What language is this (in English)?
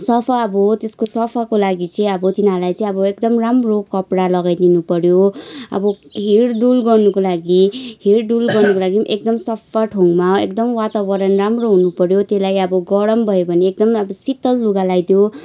Nepali